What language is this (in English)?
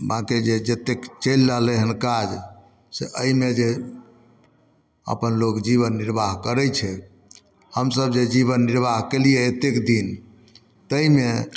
Maithili